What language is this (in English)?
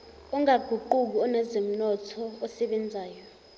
Zulu